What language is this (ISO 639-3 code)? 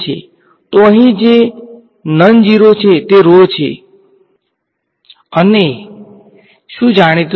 guj